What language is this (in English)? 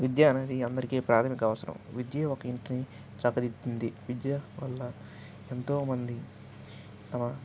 Telugu